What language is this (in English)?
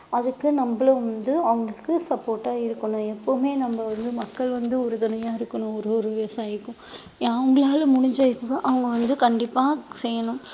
Tamil